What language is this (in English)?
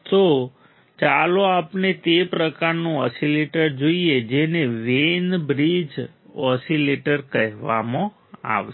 Gujarati